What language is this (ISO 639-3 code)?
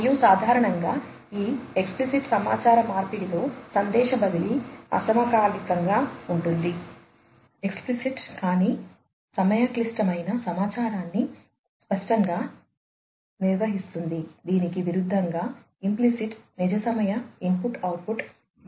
tel